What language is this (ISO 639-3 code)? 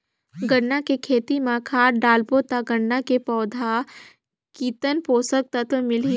hne